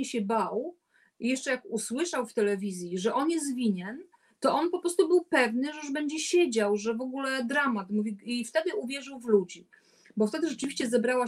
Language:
Polish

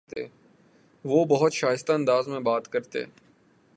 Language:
Urdu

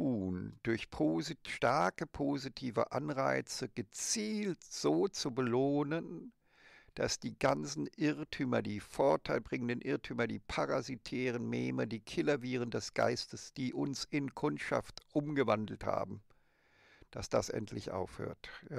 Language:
German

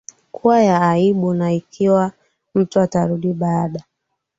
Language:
Swahili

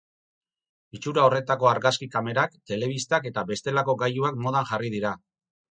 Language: Basque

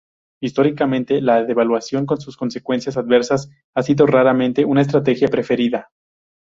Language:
Spanish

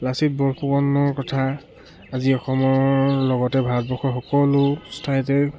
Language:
Assamese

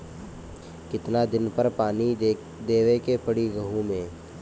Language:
Bhojpuri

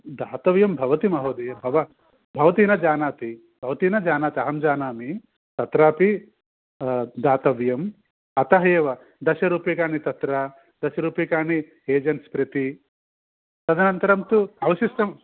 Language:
Sanskrit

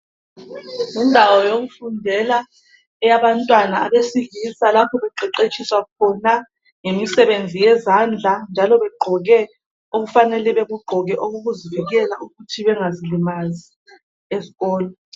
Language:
North Ndebele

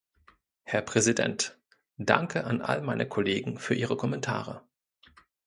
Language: German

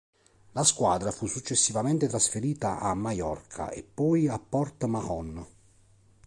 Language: Italian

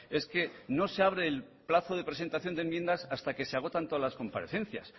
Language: Spanish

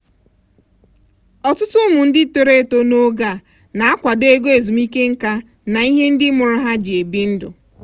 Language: Igbo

